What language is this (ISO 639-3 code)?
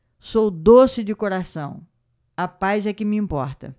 por